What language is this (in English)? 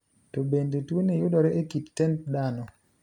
Luo (Kenya and Tanzania)